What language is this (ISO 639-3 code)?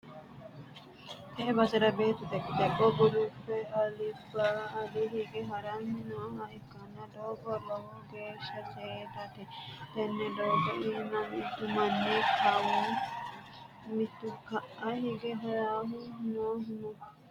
sid